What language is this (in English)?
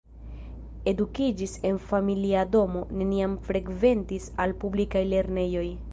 Esperanto